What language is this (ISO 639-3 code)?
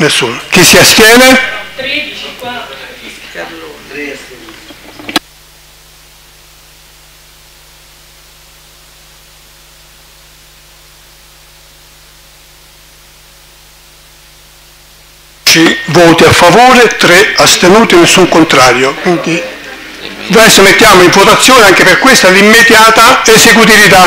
ita